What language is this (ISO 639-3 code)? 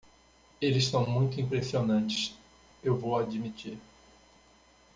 por